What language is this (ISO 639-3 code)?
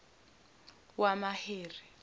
zul